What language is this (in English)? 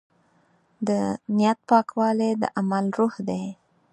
Pashto